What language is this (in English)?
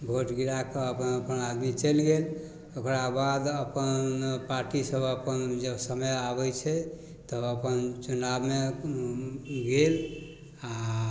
Maithili